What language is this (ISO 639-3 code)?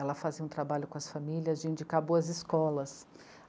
por